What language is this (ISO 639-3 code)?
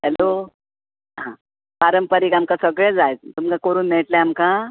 kok